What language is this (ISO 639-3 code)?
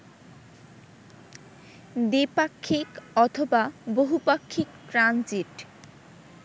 ben